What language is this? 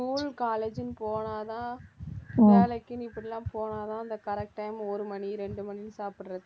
Tamil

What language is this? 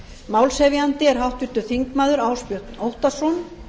Icelandic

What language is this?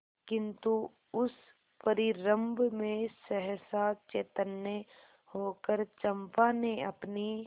Hindi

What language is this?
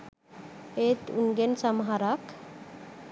Sinhala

